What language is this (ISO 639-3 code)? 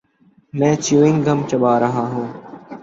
urd